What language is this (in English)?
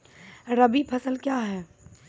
Maithili